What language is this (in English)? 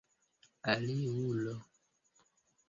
Esperanto